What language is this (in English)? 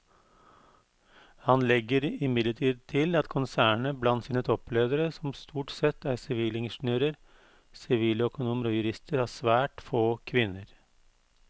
Norwegian